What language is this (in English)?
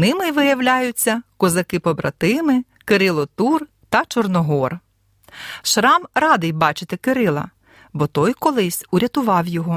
Ukrainian